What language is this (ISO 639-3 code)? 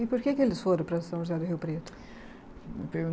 por